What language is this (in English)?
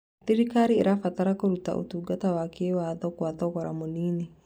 Kikuyu